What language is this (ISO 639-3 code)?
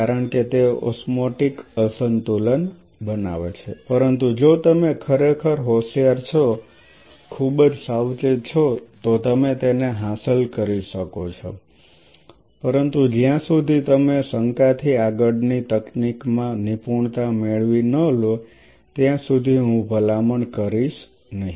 guj